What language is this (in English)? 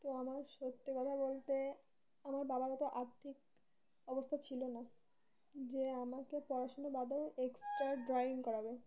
Bangla